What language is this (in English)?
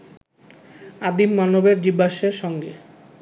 Bangla